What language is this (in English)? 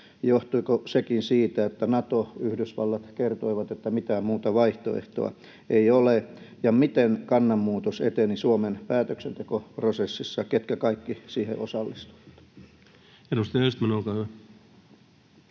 Finnish